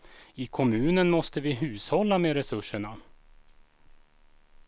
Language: Swedish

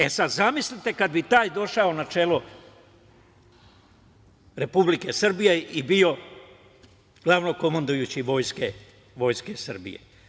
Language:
Serbian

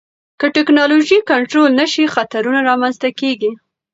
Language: Pashto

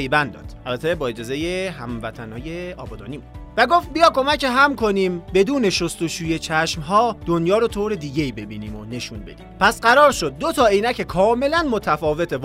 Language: Persian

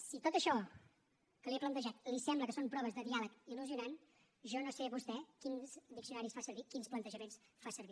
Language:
Catalan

